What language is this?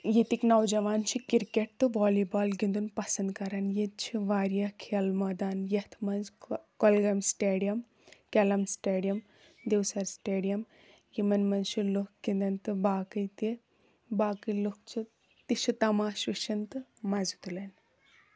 Kashmiri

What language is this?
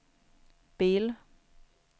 Swedish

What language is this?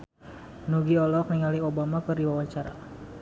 Sundanese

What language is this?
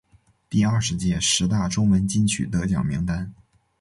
Chinese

